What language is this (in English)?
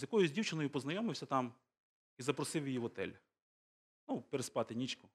Ukrainian